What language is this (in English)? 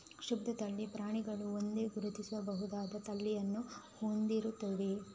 Kannada